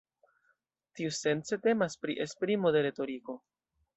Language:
Esperanto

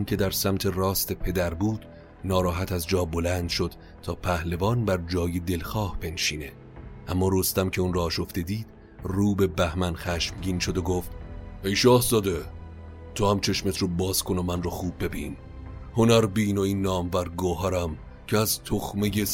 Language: Persian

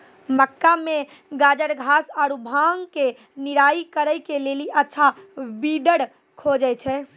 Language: Maithili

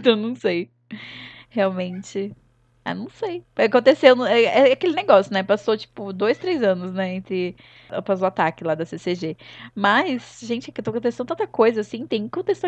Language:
Portuguese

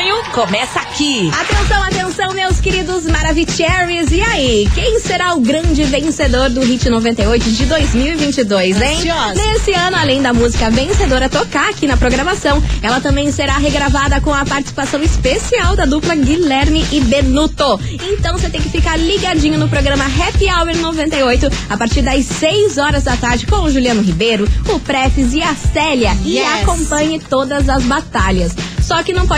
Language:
Portuguese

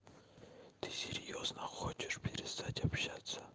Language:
Russian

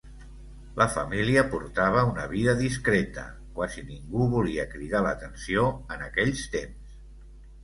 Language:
Catalan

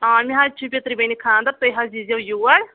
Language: Kashmiri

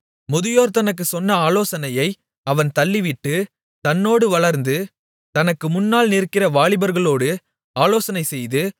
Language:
Tamil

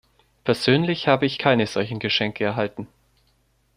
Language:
German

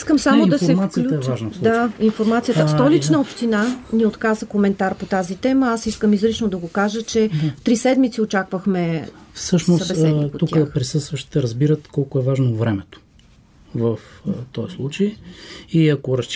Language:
Bulgarian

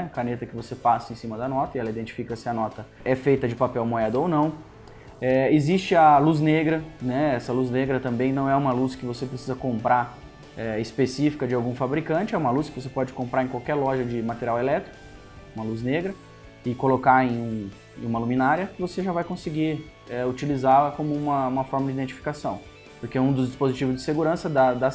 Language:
Portuguese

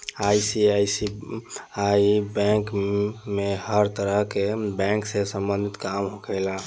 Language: Bhojpuri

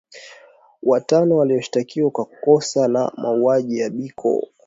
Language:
Swahili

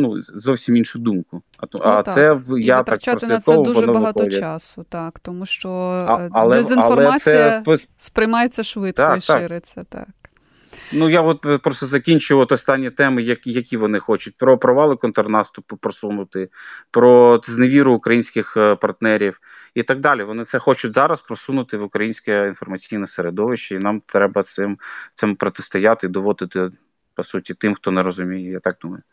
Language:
Ukrainian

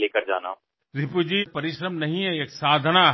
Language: Marathi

